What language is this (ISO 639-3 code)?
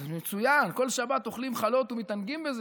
heb